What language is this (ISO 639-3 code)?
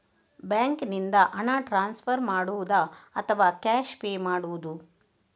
kan